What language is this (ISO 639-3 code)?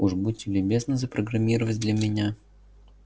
rus